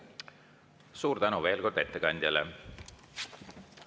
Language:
Estonian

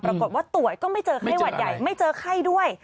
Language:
Thai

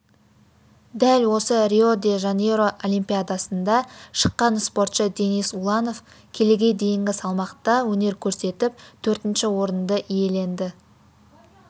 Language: Kazakh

